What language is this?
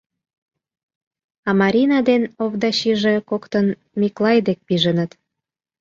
Mari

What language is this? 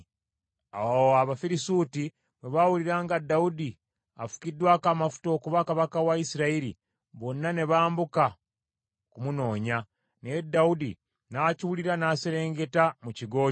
Ganda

